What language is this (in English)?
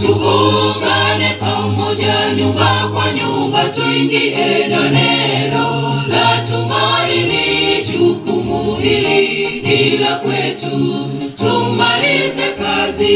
Indonesian